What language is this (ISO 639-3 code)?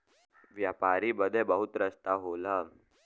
bho